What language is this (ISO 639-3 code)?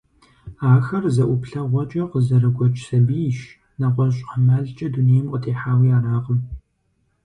kbd